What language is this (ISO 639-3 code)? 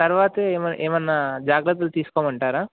tel